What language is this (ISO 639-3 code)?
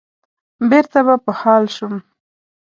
pus